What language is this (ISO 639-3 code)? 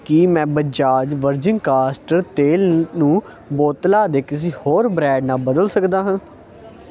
pan